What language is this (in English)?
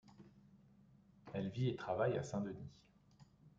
French